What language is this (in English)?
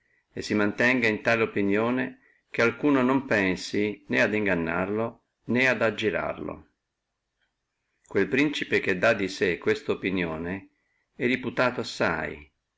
Italian